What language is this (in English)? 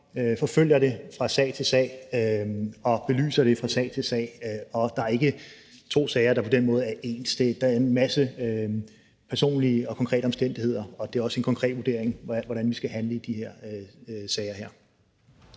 Danish